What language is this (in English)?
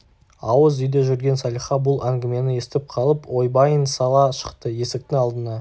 Kazakh